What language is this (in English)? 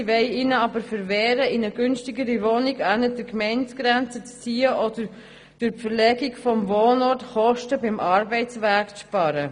Swiss German